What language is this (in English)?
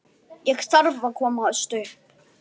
Icelandic